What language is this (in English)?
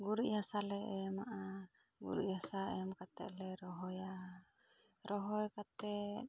Santali